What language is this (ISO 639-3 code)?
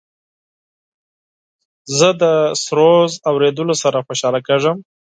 pus